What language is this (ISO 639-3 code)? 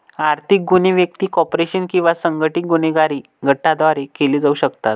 mar